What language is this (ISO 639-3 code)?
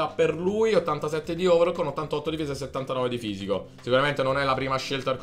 ita